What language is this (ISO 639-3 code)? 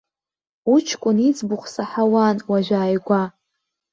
abk